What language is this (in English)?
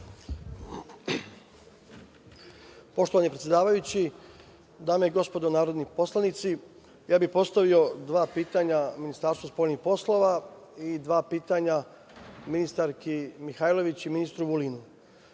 Serbian